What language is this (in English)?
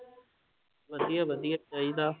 Punjabi